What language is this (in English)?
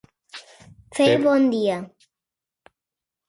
Catalan